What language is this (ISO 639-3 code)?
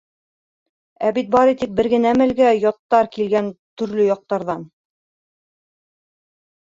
bak